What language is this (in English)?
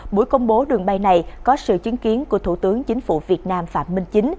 Vietnamese